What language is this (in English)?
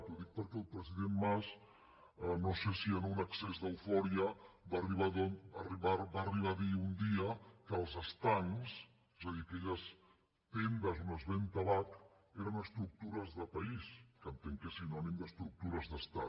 Catalan